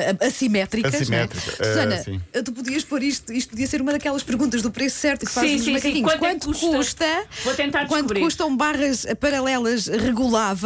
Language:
Portuguese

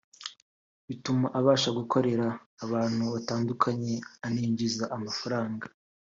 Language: Kinyarwanda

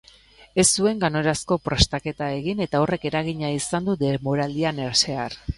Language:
Basque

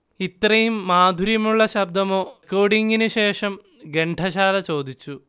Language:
Malayalam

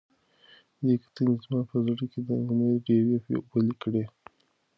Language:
Pashto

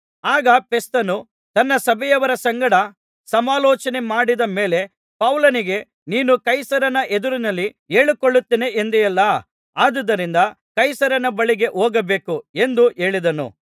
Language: Kannada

